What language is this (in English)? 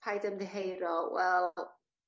Welsh